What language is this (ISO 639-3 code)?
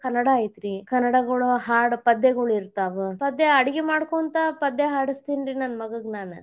kan